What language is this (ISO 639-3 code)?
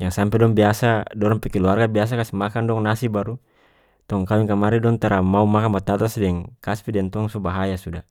max